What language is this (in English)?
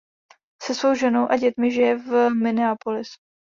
Czech